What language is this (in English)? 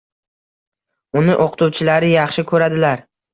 Uzbek